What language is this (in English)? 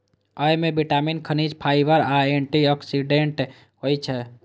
Maithili